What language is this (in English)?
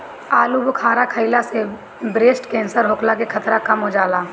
Bhojpuri